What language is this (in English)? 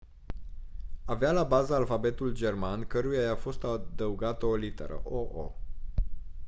Romanian